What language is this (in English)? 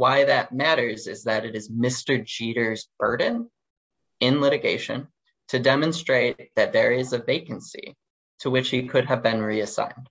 English